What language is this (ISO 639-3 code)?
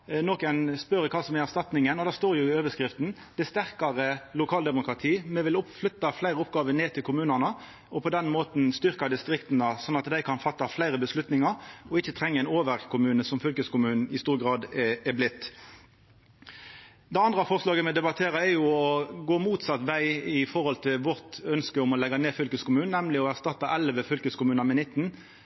nno